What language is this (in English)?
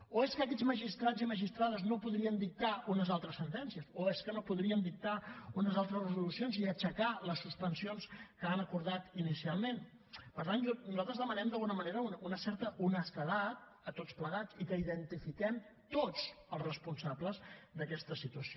Catalan